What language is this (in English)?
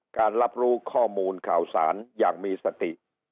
Thai